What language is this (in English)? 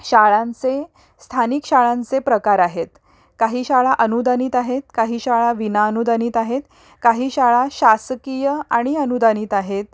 Marathi